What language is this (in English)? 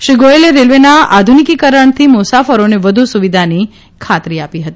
Gujarati